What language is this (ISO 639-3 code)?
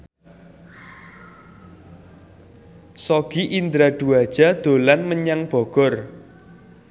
jav